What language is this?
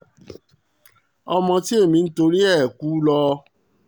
Yoruba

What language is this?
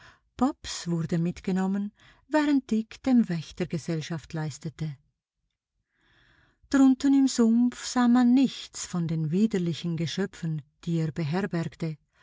German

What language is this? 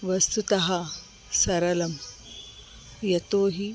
Sanskrit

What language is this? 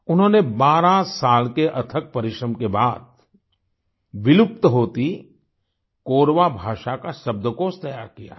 Hindi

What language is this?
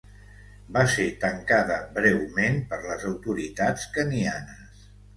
Catalan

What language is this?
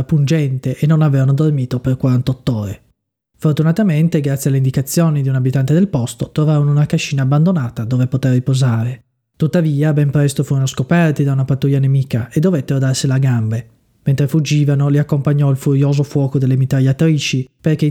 Italian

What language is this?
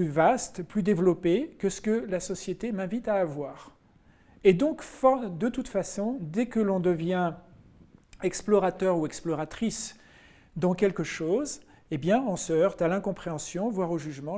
French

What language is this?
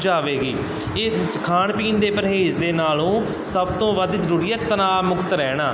Punjabi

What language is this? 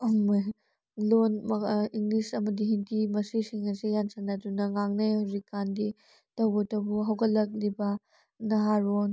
Manipuri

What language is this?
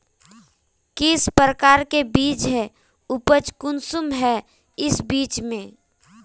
Magahi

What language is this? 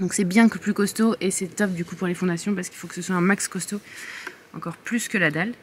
French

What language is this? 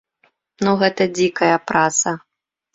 Belarusian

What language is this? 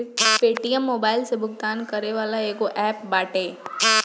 Bhojpuri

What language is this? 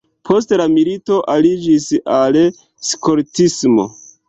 Esperanto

